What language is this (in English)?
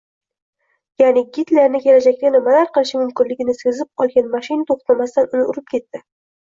Uzbek